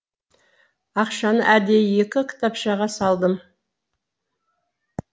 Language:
Kazakh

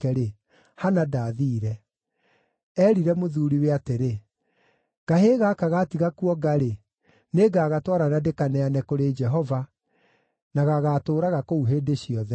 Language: Kikuyu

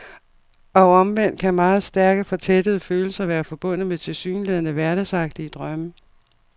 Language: Danish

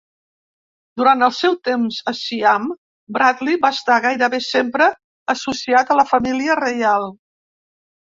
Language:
Catalan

